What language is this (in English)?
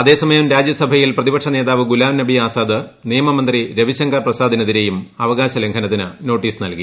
Malayalam